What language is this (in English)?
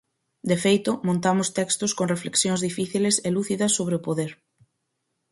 Galician